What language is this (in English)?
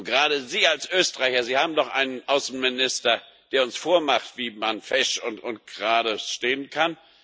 German